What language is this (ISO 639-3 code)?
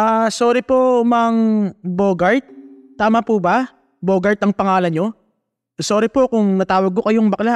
fil